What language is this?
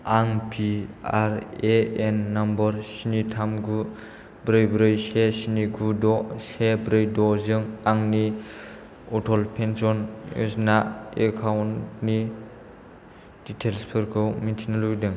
Bodo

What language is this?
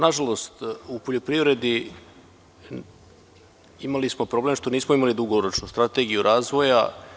Serbian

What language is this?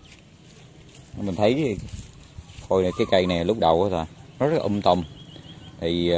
Vietnamese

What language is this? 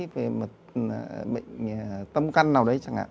Vietnamese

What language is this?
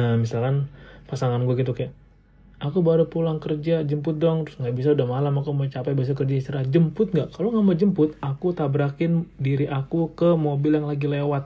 Indonesian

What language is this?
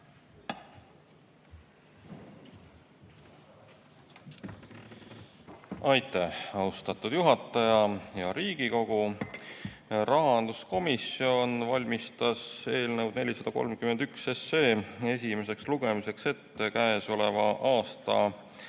Estonian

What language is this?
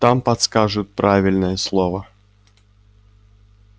Russian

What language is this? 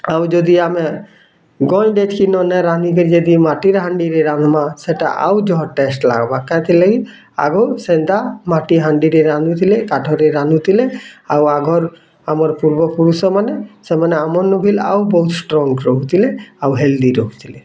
Odia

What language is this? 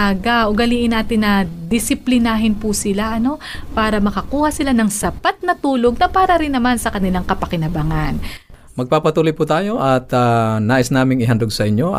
Filipino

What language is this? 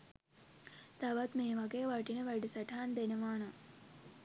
Sinhala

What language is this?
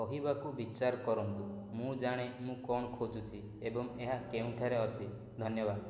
Odia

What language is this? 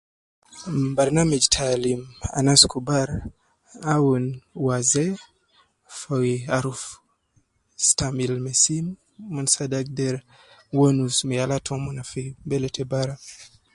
Nubi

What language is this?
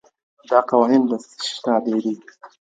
Pashto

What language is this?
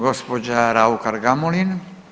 Croatian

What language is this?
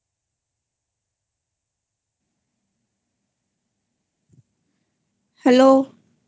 Bangla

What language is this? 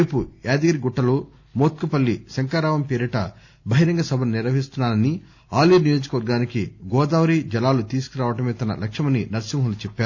Telugu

